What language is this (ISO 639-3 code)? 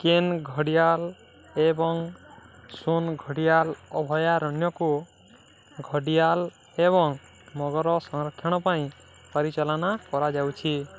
ori